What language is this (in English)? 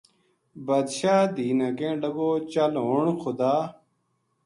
Gujari